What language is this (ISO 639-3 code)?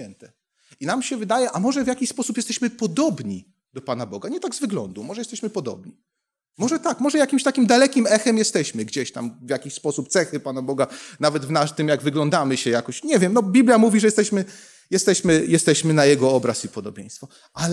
pol